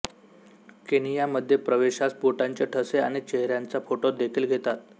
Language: Marathi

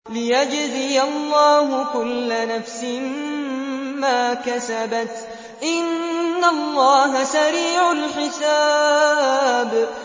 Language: Arabic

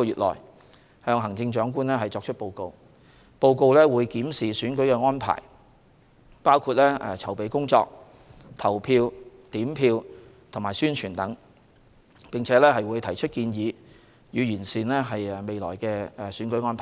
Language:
Cantonese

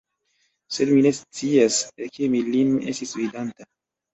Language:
Esperanto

